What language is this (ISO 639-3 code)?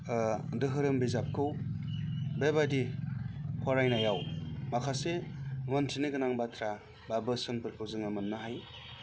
brx